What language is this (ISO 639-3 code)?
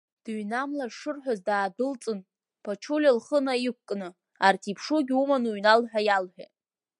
abk